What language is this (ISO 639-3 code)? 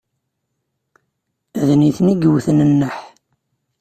kab